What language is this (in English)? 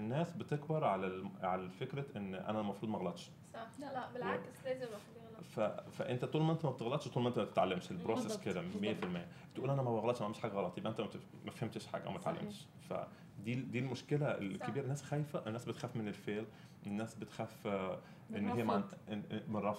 Arabic